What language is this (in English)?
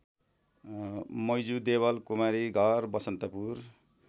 Nepali